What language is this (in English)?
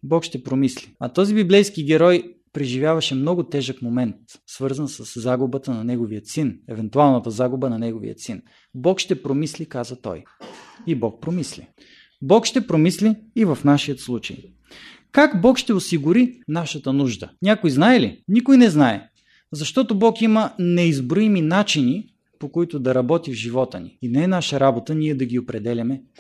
Bulgarian